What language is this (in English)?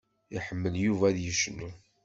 Kabyle